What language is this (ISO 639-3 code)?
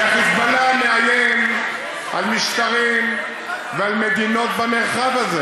heb